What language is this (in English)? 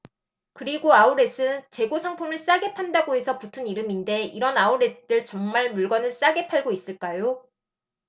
Korean